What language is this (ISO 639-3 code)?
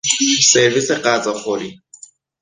fas